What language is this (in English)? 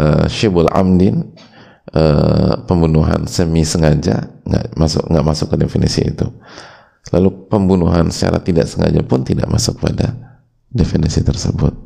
Indonesian